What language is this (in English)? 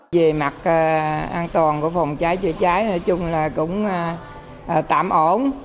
Vietnamese